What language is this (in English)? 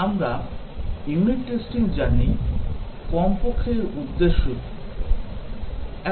Bangla